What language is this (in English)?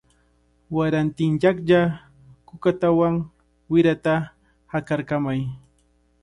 Cajatambo North Lima Quechua